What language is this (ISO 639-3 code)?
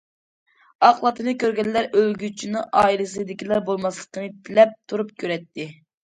uig